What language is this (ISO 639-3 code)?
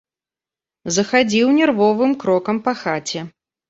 bel